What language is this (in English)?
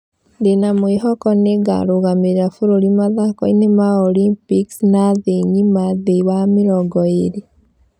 Kikuyu